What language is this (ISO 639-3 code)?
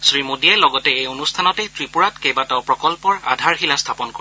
asm